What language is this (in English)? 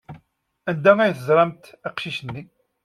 Kabyle